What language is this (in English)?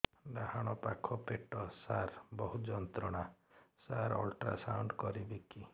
Odia